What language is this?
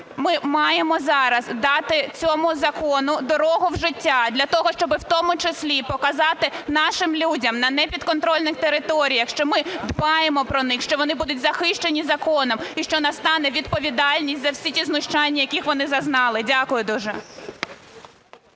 Ukrainian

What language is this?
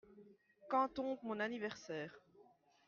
French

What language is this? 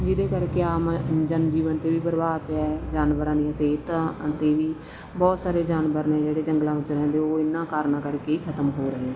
Punjabi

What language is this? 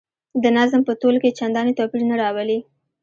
Pashto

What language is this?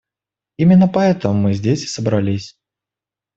Russian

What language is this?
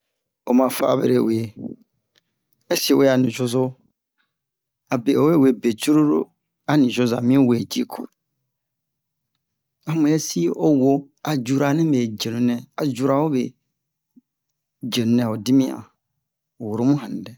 Bomu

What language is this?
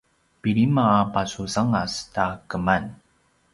Paiwan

